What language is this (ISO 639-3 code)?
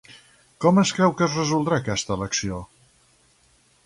cat